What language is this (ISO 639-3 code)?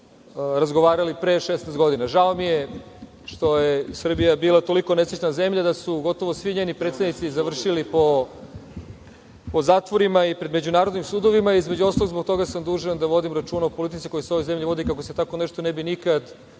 srp